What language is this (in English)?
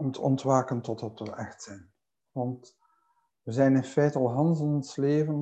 Dutch